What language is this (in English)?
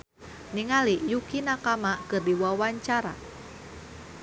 Sundanese